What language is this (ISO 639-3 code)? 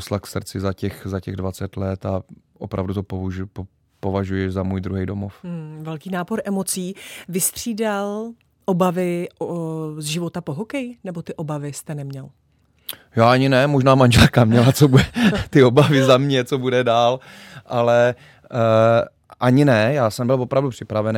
ces